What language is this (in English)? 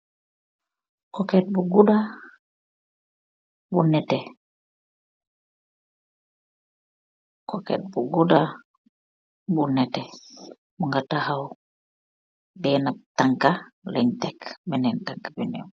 Wolof